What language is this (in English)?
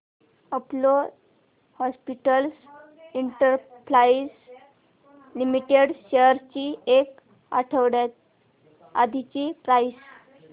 Marathi